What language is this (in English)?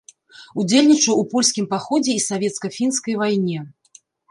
Belarusian